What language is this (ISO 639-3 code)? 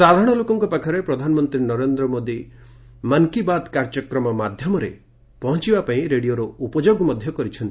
ori